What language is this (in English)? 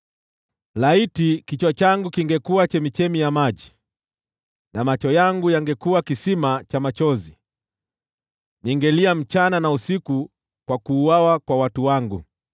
Swahili